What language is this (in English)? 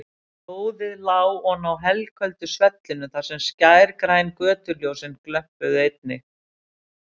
Icelandic